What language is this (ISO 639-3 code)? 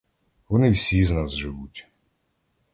ukr